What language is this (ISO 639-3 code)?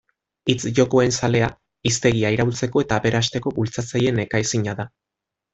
eus